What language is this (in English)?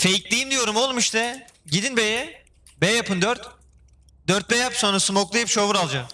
Turkish